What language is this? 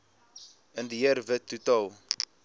Afrikaans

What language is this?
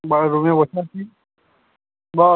Bangla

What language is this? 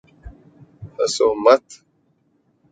Urdu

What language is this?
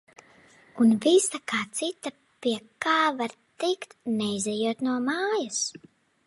Latvian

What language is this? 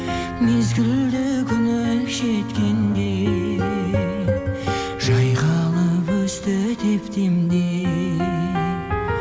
Kazakh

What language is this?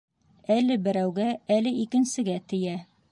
Bashkir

